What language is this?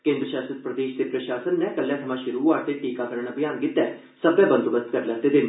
Dogri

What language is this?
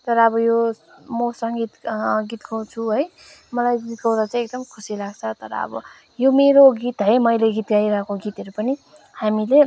Nepali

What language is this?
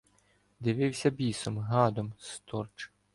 Ukrainian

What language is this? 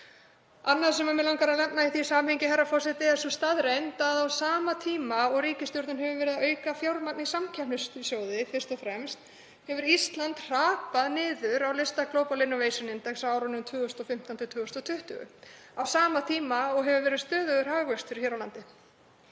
Icelandic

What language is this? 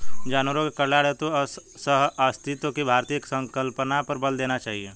Hindi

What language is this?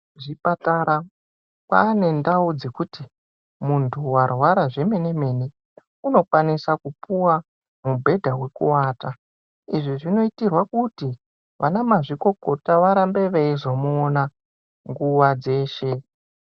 Ndau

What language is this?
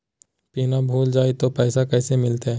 Magahi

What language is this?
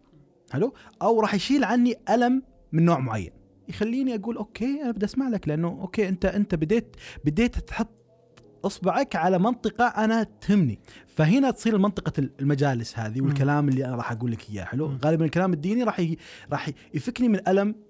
Arabic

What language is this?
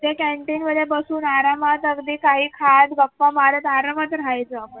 Marathi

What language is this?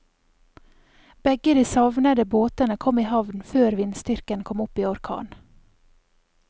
Norwegian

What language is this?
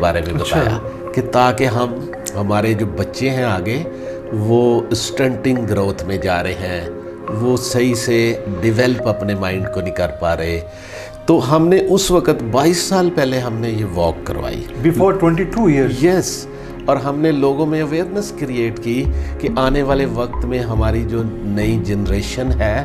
Hindi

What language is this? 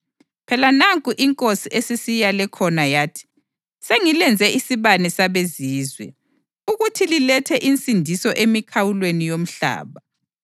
North Ndebele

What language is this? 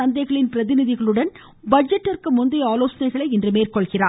Tamil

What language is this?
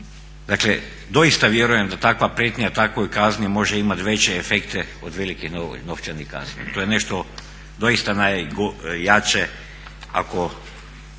Croatian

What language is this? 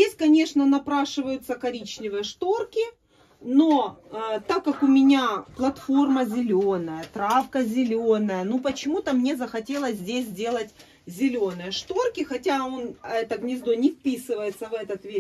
Russian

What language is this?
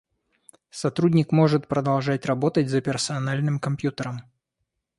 Russian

